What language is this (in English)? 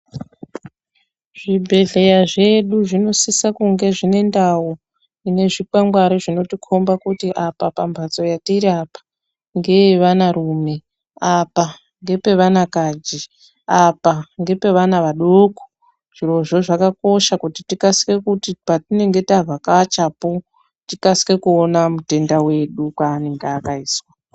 Ndau